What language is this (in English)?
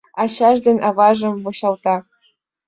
Mari